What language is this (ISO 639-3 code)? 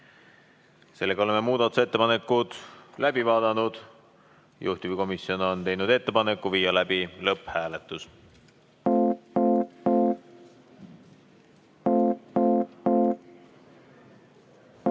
est